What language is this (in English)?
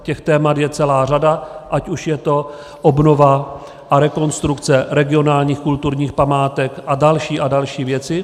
Czech